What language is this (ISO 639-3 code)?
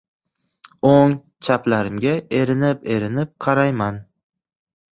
uzb